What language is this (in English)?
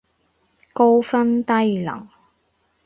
Cantonese